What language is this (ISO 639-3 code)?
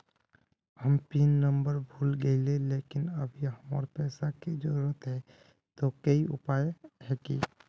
mag